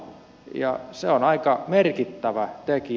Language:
Finnish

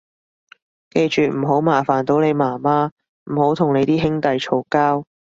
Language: Cantonese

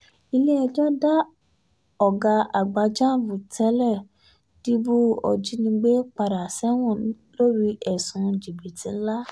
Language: Yoruba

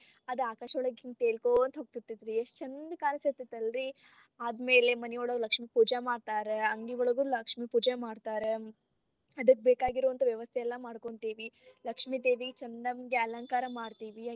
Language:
Kannada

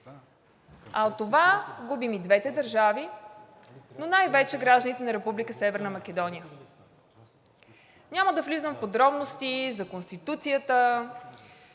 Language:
Bulgarian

